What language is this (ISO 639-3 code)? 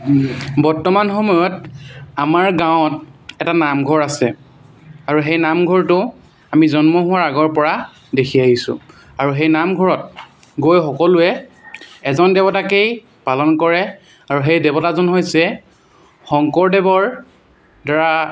asm